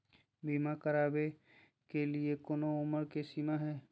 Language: Magahi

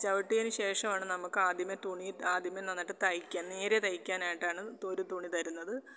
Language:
Malayalam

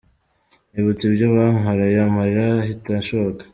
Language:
Kinyarwanda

